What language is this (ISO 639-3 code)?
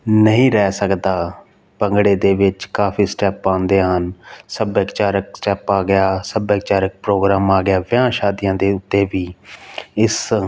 pan